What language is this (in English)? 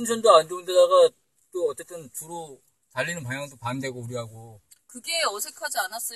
Korean